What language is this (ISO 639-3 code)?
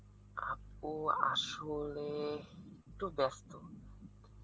ben